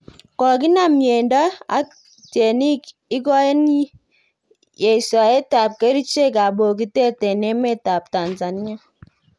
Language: Kalenjin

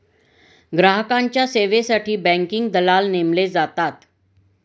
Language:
Marathi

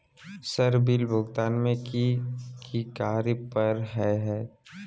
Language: Magahi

